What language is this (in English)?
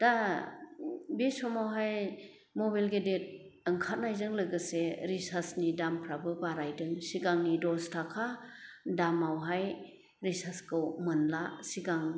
Bodo